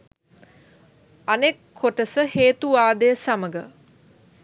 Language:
Sinhala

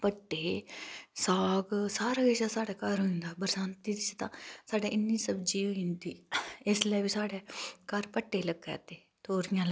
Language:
Dogri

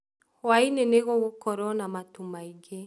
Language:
Kikuyu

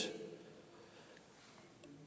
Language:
Danish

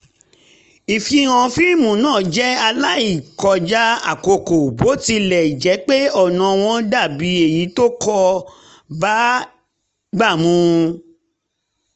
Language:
Yoruba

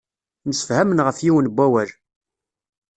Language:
Kabyle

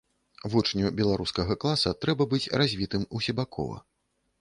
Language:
Belarusian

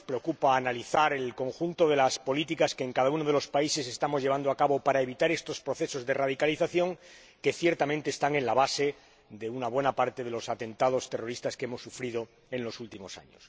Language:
Spanish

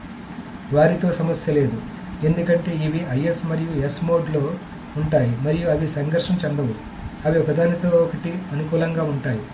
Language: Telugu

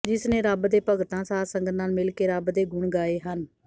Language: Punjabi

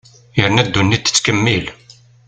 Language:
Kabyle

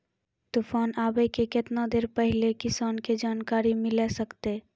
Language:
Maithili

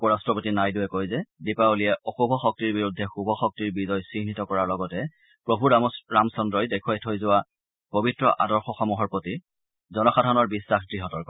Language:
Assamese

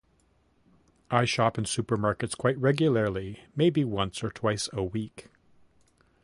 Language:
English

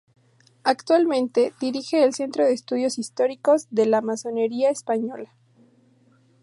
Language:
Spanish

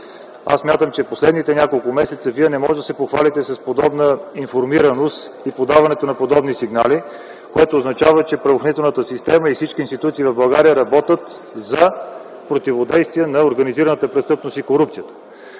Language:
Bulgarian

